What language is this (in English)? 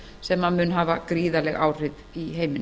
Icelandic